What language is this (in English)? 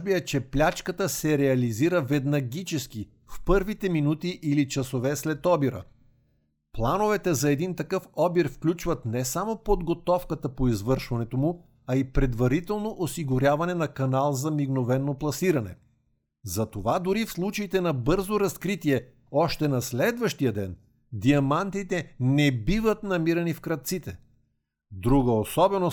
Bulgarian